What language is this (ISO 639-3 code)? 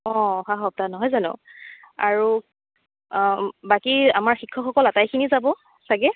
asm